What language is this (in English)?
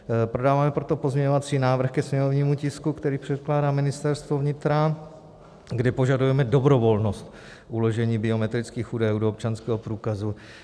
Czech